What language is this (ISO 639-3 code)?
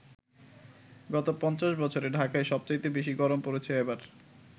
ben